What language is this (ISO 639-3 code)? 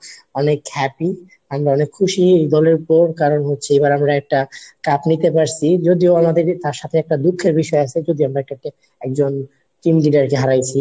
ben